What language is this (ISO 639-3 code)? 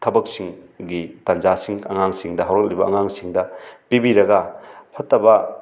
mni